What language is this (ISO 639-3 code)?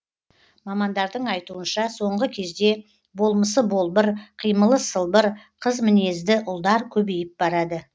kaz